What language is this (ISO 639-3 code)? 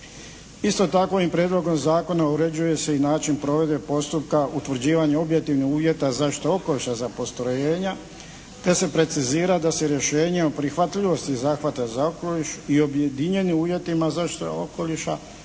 hrv